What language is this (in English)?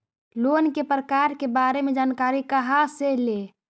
Magahi